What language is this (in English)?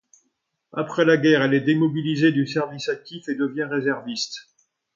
French